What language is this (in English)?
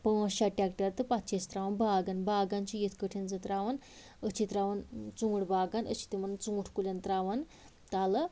Kashmiri